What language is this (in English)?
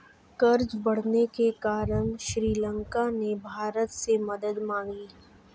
Hindi